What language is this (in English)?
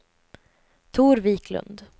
Swedish